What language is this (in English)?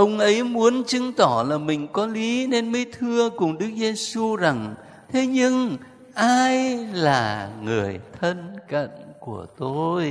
Vietnamese